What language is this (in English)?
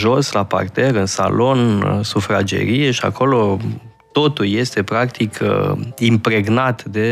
Romanian